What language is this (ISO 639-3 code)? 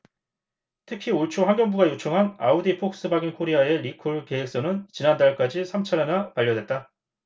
kor